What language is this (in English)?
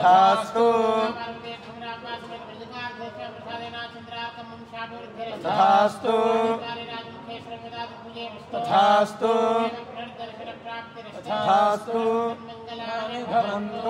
Kannada